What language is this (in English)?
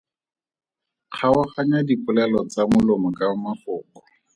Tswana